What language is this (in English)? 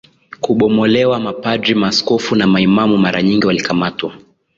Swahili